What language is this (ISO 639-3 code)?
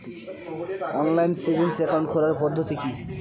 ben